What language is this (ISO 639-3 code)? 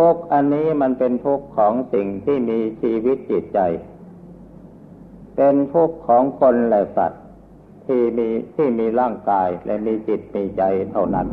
tha